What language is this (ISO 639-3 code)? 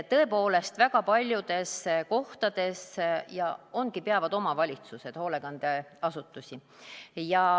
est